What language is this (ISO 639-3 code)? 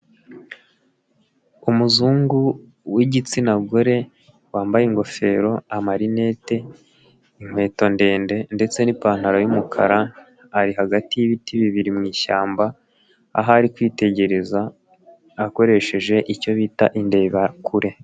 kin